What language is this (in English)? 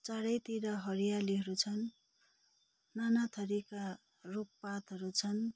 Nepali